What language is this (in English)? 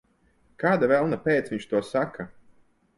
Latvian